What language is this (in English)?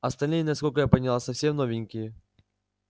Russian